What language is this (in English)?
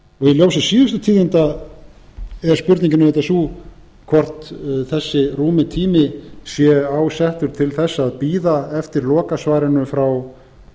Icelandic